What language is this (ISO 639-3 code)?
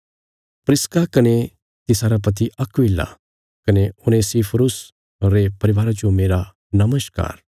kfs